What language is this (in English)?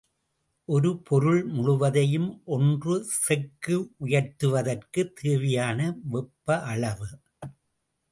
Tamil